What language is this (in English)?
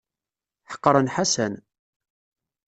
Kabyle